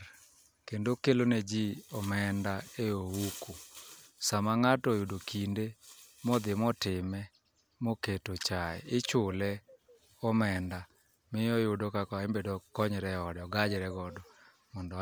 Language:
Luo (Kenya and Tanzania)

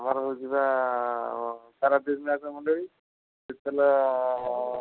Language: Odia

